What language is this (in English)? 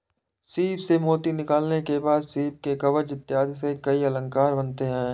Hindi